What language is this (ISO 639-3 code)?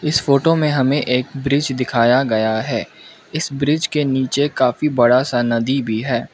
hin